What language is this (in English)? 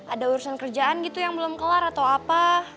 Indonesian